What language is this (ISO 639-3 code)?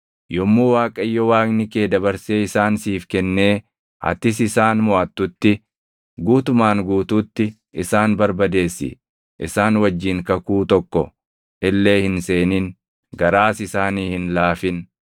orm